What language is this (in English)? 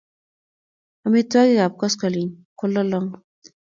Kalenjin